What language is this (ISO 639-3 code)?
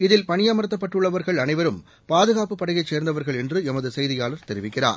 tam